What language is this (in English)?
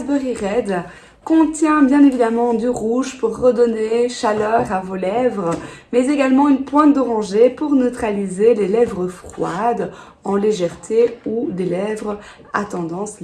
French